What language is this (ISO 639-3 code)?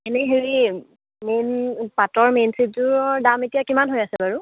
asm